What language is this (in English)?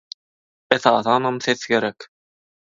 Turkmen